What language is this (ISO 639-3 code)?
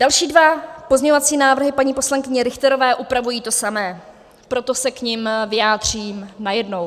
ces